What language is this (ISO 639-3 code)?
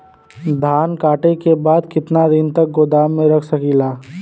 bho